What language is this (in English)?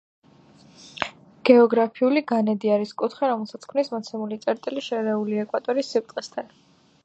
Georgian